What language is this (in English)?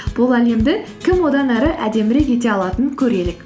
Kazakh